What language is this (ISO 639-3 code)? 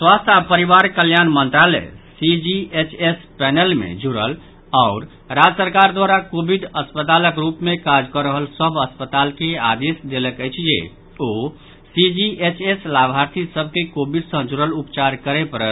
mai